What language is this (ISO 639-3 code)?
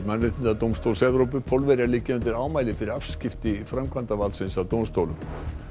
isl